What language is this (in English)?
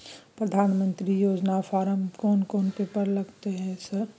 Maithili